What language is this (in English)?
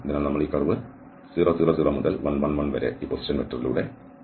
Malayalam